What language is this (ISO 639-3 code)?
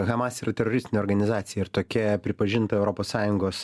lit